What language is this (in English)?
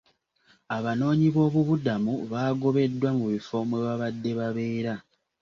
Ganda